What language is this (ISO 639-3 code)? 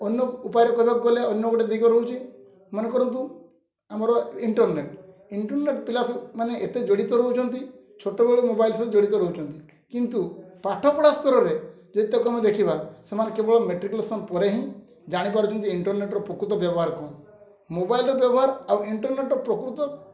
ori